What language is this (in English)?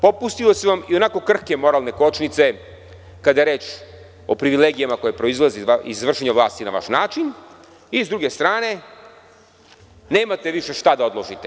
Serbian